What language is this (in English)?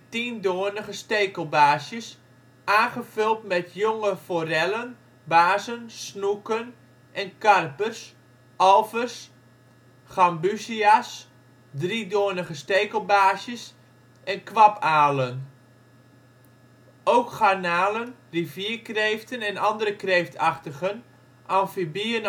Dutch